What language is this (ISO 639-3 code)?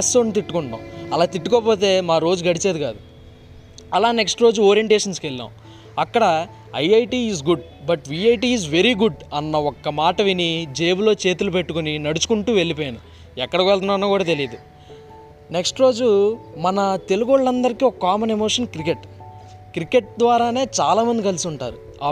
tel